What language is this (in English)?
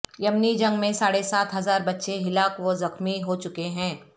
Urdu